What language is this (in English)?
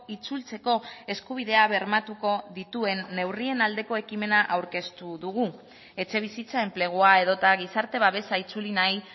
Basque